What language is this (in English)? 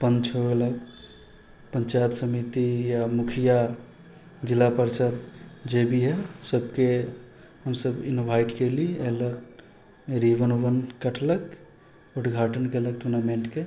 Maithili